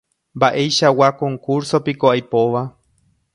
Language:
Guarani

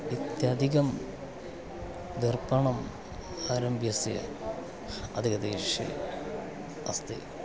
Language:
Sanskrit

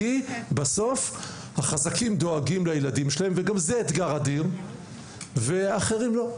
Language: Hebrew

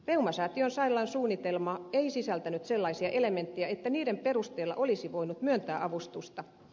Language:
Finnish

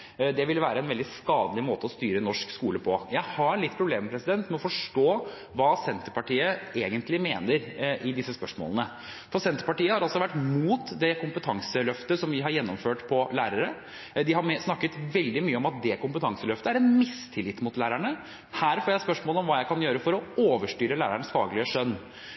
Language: Norwegian Bokmål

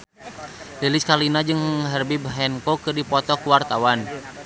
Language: Sundanese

